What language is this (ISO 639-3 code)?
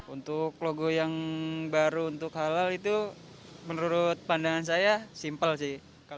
ind